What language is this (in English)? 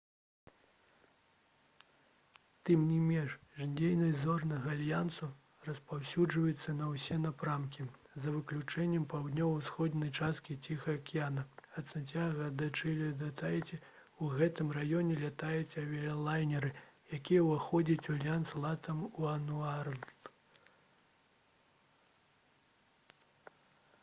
Belarusian